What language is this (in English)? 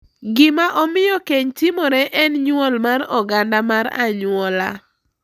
Luo (Kenya and Tanzania)